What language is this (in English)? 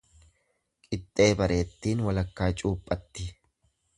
Oromo